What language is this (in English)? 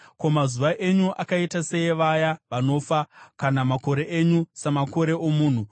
Shona